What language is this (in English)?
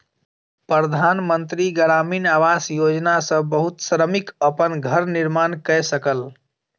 Maithili